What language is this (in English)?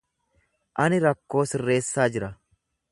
Oromo